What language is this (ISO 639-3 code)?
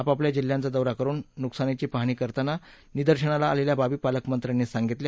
mar